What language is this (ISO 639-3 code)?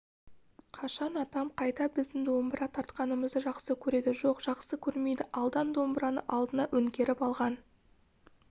kaz